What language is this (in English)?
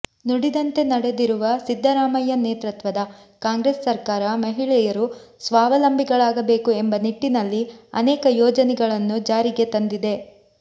Kannada